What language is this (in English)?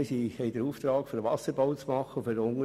Swiss German